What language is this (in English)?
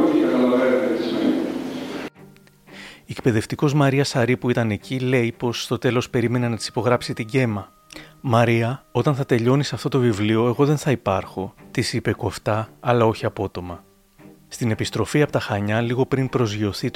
Greek